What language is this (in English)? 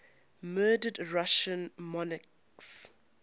English